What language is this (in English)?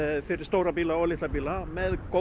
Icelandic